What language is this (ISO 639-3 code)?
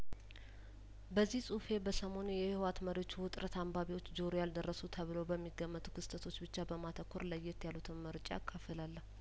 amh